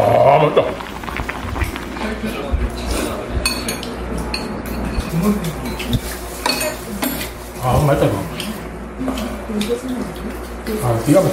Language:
Korean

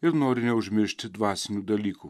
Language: Lithuanian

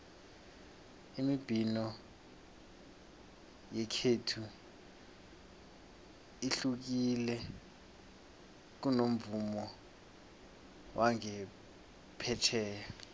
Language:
South Ndebele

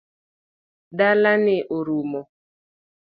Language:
Luo (Kenya and Tanzania)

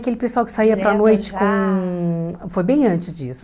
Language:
Portuguese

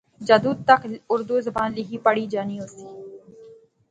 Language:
Pahari-Potwari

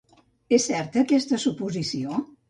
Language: Catalan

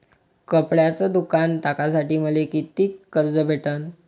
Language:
Marathi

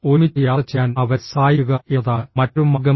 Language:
Malayalam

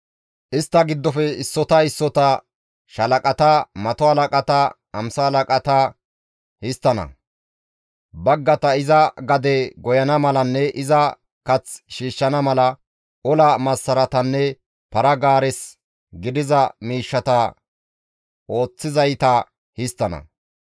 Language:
Gamo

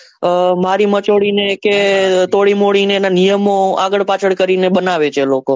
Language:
Gujarati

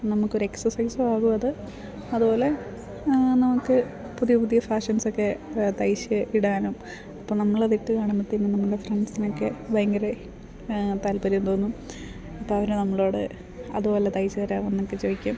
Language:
Malayalam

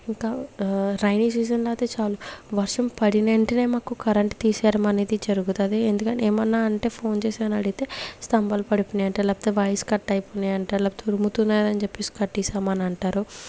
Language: Telugu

